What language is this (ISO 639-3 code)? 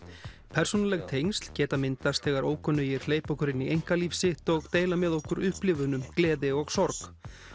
isl